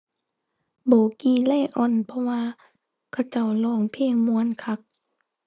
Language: Thai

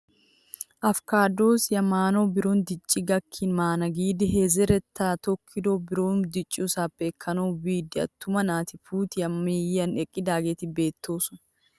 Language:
Wolaytta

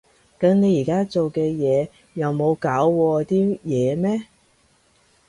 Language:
Cantonese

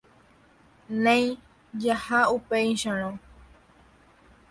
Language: Guarani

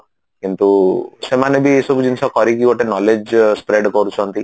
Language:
Odia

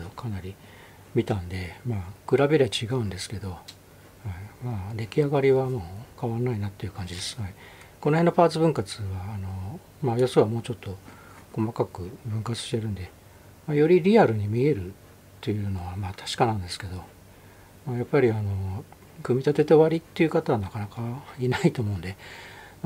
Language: Japanese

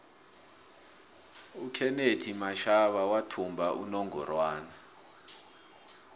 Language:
South Ndebele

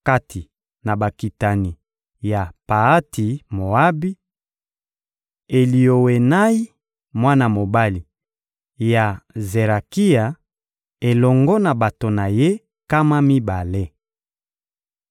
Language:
Lingala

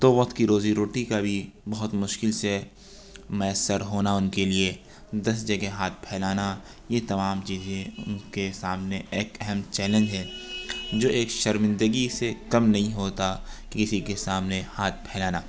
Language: Urdu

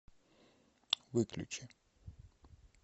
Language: Russian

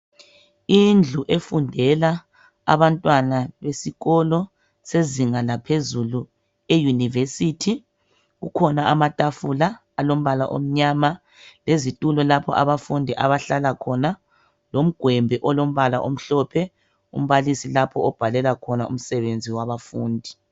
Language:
North Ndebele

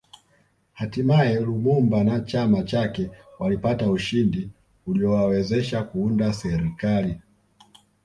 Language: Swahili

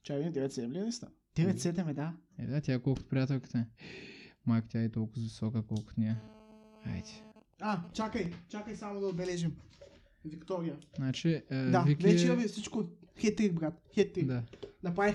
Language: Bulgarian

